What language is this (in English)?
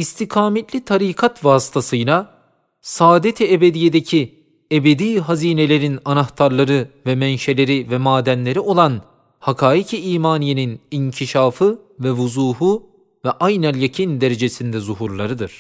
Turkish